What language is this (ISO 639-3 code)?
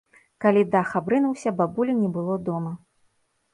bel